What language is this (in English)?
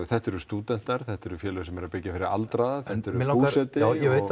Icelandic